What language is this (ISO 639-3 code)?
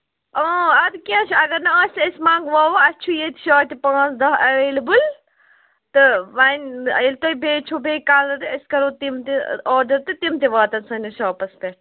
kas